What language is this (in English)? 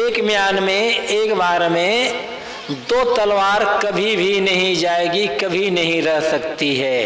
Hindi